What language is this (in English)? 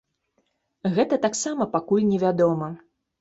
Belarusian